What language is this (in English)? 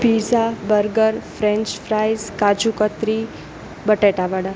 Gujarati